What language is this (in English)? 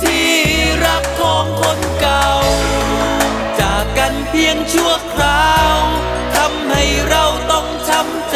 Thai